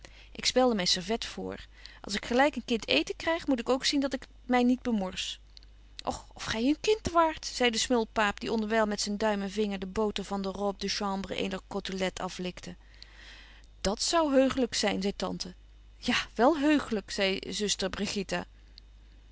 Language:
Dutch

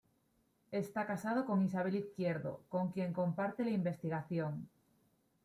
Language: Spanish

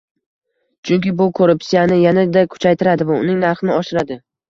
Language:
Uzbek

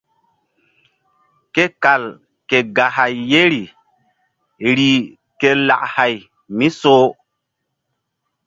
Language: Mbum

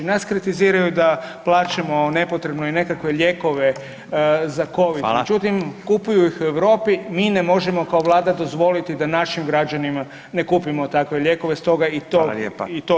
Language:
Croatian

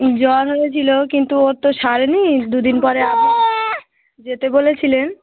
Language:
Bangla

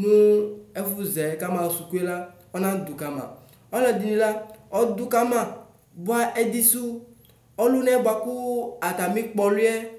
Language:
Ikposo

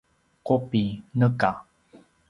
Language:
Paiwan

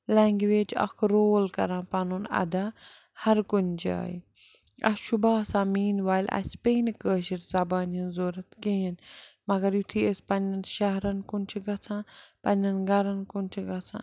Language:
Kashmiri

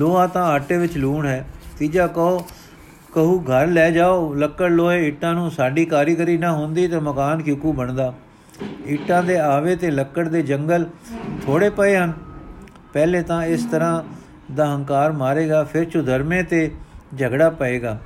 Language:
Punjabi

